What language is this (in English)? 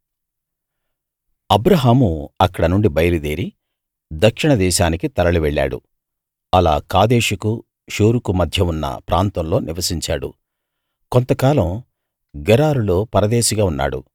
Telugu